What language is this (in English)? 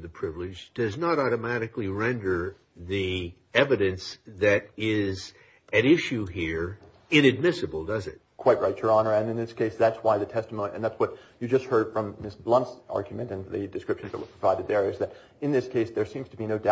English